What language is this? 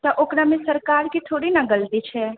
Maithili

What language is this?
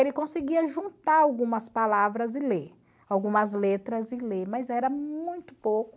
Portuguese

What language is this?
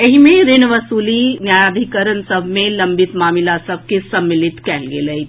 Maithili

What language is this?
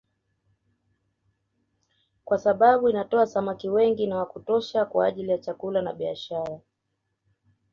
Swahili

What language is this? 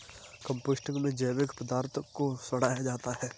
Hindi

